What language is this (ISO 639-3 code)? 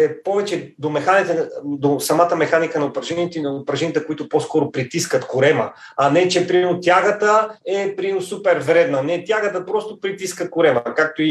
bul